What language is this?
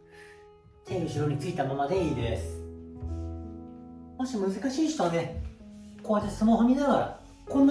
Japanese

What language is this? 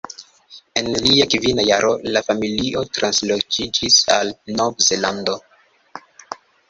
Esperanto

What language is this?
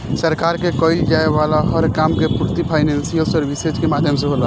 Bhojpuri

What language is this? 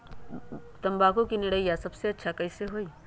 Magahi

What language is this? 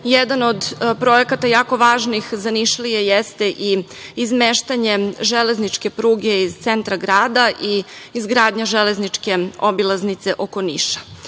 Serbian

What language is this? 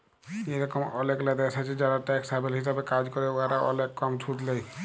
Bangla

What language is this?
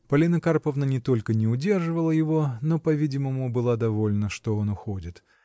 Russian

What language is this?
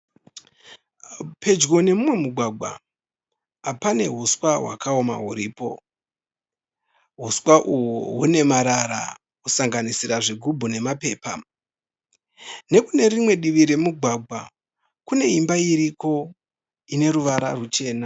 Shona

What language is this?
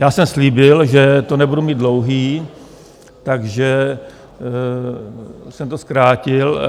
Czech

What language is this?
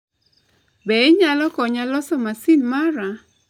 Luo (Kenya and Tanzania)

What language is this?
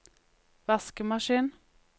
Norwegian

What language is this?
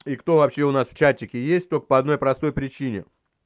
Russian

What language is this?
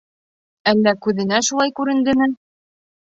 Bashkir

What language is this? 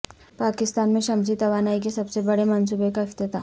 Urdu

